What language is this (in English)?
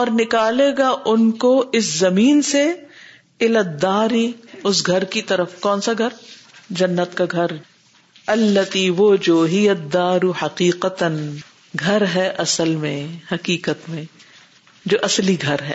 Urdu